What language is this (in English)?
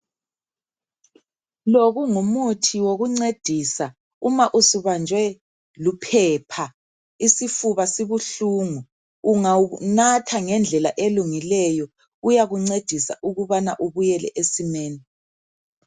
North Ndebele